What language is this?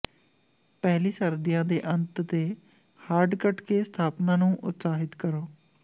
Punjabi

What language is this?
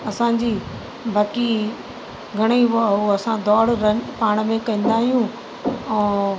Sindhi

